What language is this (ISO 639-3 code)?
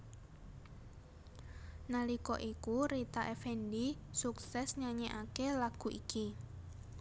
jav